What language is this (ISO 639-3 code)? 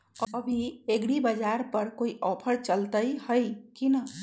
mag